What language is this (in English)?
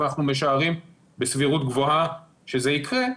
Hebrew